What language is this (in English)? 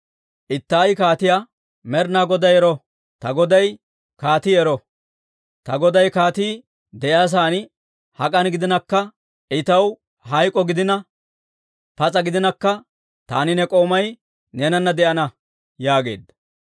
Dawro